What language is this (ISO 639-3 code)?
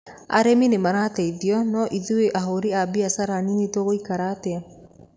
kik